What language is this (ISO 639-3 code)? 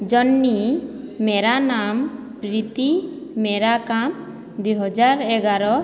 ori